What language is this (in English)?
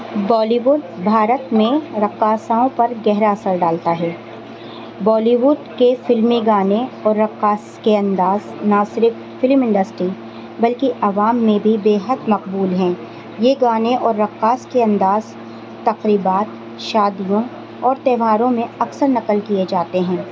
Urdu